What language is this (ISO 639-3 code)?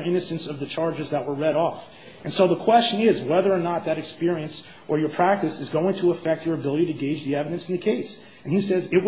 eng